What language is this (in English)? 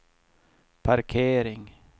Swedish